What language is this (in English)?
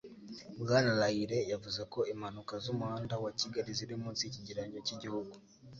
Kinyarwanda